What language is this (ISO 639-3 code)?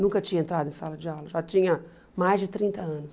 por